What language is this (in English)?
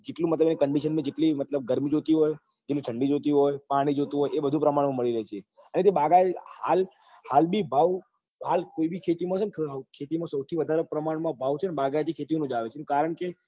Gujarati